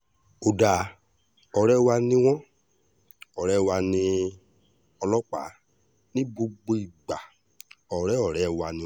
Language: Yoruba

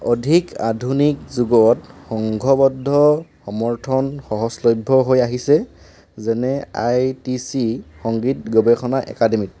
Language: Assamese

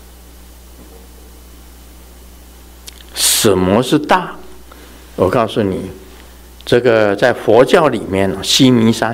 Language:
Chinese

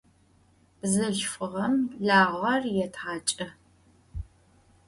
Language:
Adyghe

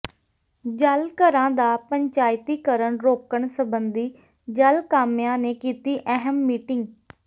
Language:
Punjabi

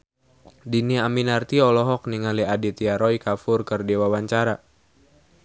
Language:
Sundanese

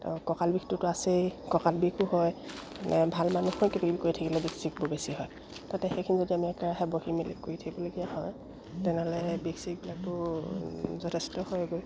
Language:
Assamese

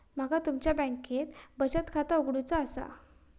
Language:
Marathi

